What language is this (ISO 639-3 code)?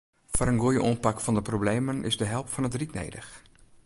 fry